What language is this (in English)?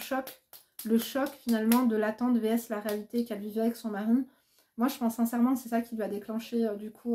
French